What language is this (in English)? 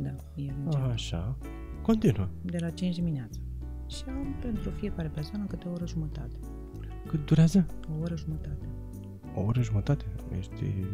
Romanian